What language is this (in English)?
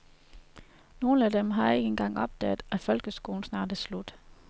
Danish